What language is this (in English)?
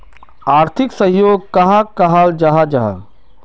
Magahi